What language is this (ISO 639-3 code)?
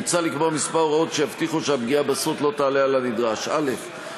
heb